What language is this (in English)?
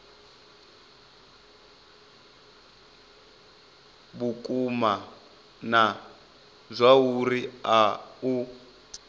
Venda